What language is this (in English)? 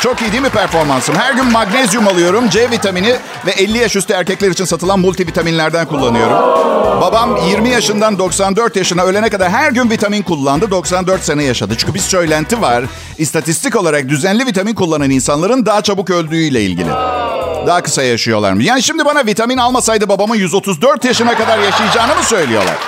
Turkish